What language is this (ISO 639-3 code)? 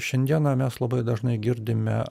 lit